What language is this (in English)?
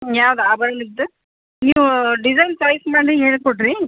Kannada